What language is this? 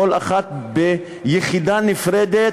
Hebrew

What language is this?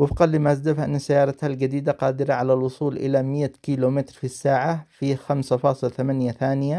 Arabic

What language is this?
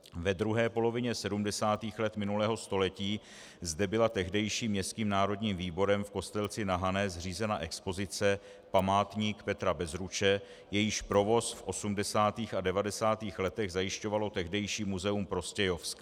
Czech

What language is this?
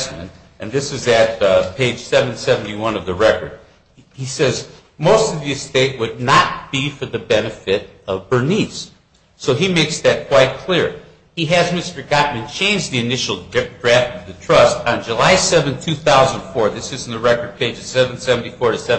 English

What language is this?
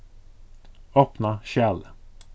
Faroese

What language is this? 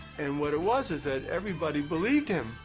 English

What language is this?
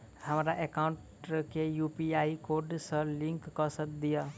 Maithili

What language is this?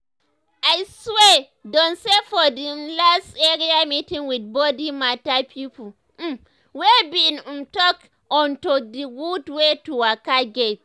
Nigerian Pidgin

